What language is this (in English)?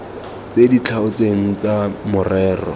Tswana